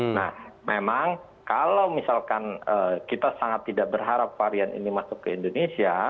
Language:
Indonesian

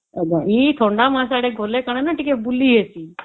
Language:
Odia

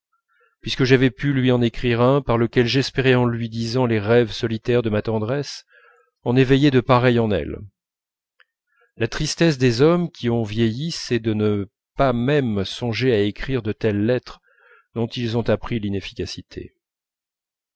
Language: French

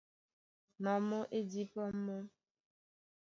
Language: Duala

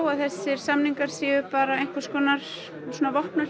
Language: Icelandic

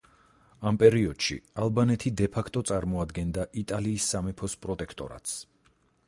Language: Georgian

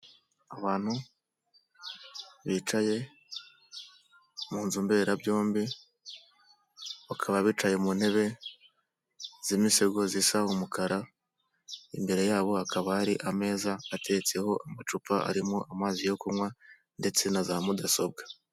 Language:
Kinyarwanda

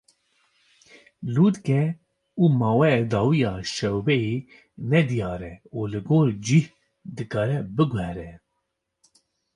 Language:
Kurdish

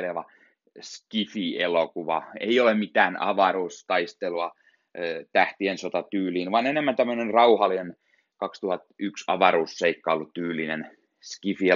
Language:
Finnish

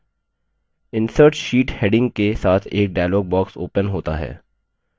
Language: Hindi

